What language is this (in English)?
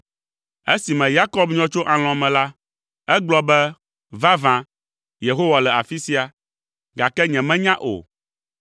Ewe